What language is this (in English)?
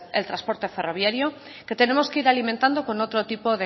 Spanish